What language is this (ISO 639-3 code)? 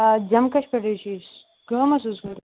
kas